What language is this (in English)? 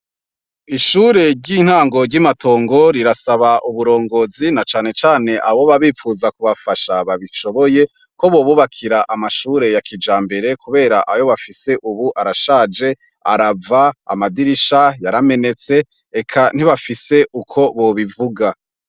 Rundi